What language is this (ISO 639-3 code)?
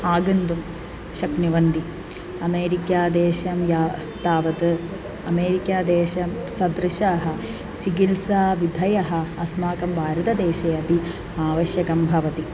san